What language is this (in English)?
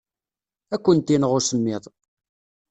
Kabyle